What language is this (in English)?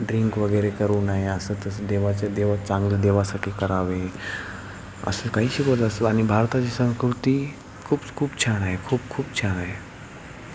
Marathi